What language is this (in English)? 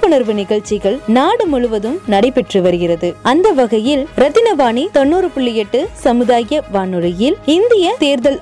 Tamil